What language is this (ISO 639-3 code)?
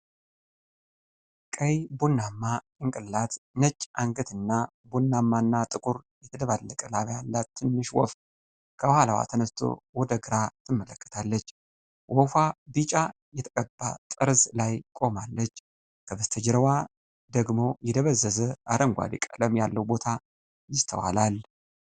amh